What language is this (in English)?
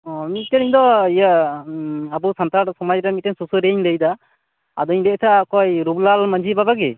Santali